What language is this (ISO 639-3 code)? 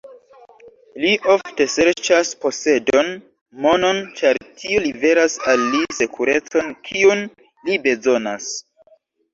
epo